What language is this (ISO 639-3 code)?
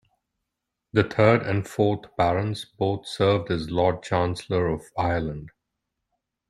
eng